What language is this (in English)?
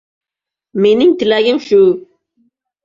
Uzbek